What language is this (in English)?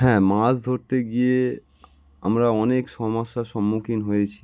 Bangla